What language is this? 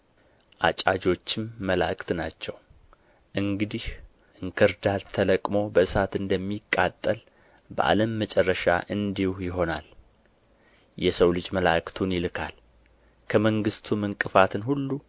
Amharic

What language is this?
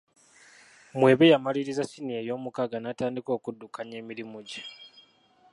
Ganda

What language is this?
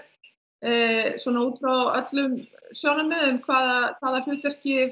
Icelandic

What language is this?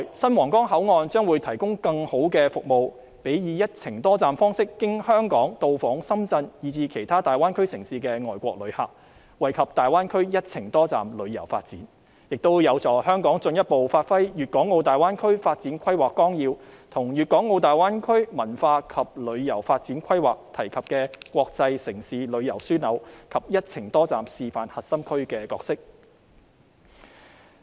Cantonese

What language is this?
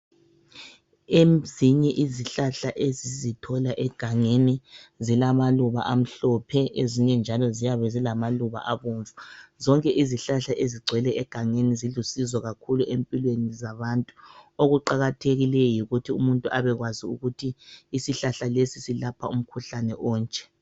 North Ndebele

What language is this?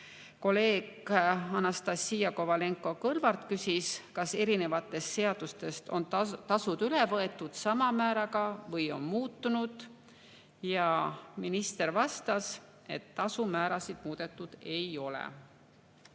Estonian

